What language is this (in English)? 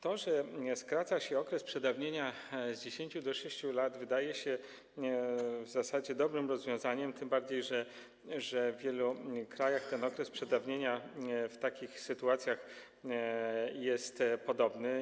Polish